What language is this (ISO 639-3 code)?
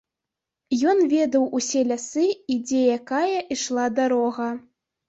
bel